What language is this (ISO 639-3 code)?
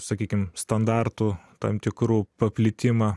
lit